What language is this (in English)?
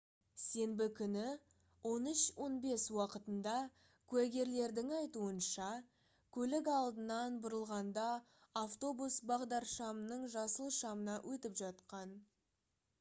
Kazakh